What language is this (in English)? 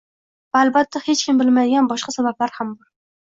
Uzbek